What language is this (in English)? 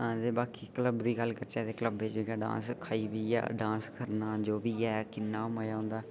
Dogri